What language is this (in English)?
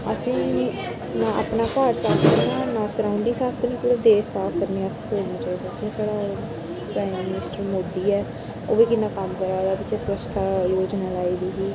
Dogri